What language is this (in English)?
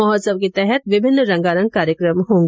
Hindi